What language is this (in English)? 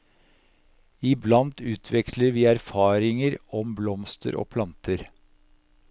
Norwegian